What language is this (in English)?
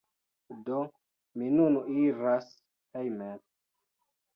Esperanto